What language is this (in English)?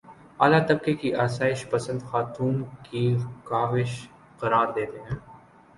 Urdu